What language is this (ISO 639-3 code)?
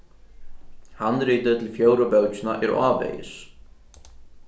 fao